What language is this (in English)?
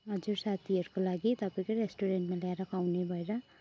Nepali